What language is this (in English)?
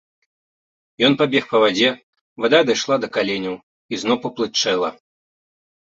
Belarusian